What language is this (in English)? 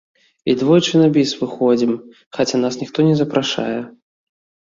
Belarusian